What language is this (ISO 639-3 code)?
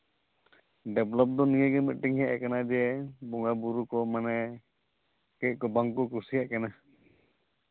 sat